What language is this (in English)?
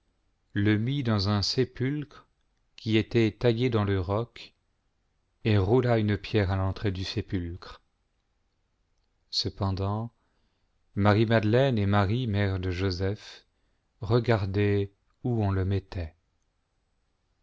French